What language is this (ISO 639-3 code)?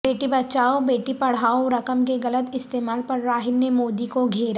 urd